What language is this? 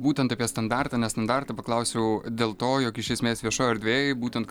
Lithuanian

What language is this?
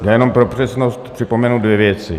Czech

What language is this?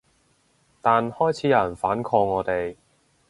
Cantonese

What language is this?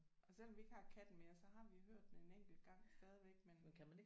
Danish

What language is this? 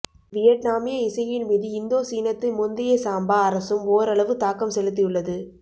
Tamil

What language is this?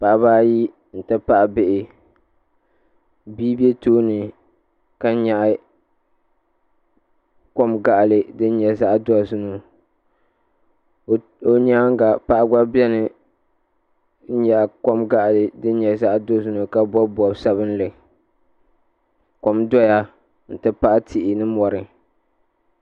Dagbani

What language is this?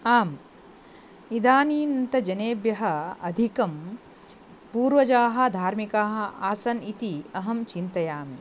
Sanskrit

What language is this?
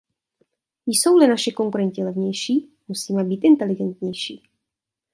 Czech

